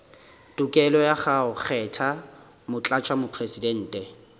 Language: Northern Sotho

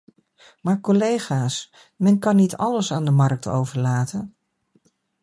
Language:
Dutch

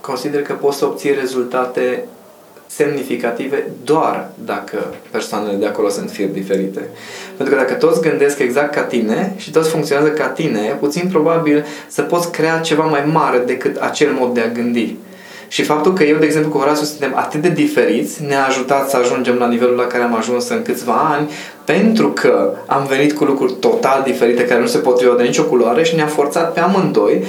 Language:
Romanian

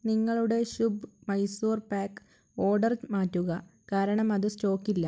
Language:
Malayalam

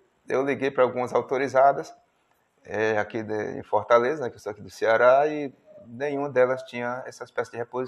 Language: Portuguese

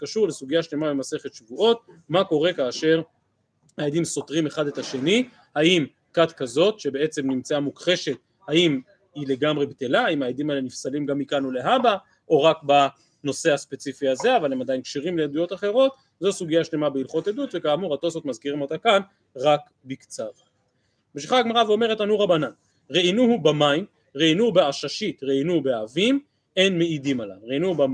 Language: Hebrew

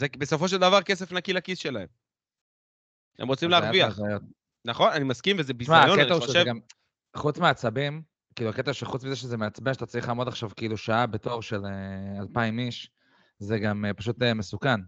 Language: Hebrew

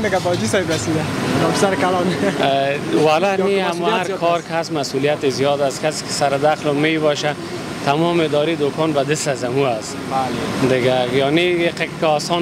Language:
Persian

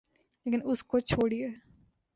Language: Urdu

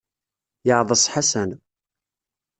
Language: Kabyle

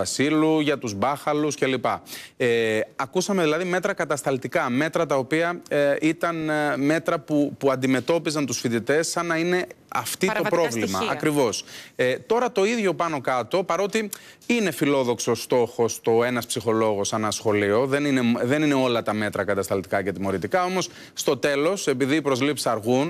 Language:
Greek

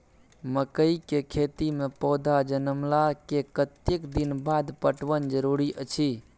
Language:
Maithili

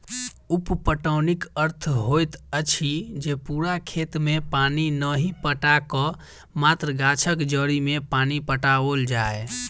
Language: Maithili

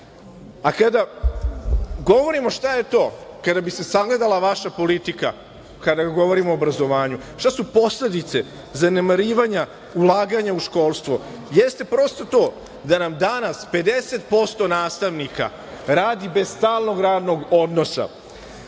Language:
Serbian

